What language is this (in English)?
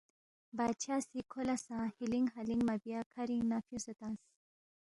Balti